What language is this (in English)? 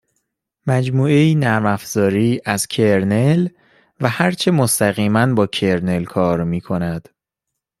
Persian